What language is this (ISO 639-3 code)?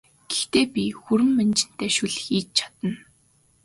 mon